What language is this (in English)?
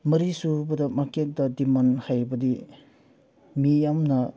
Manipuri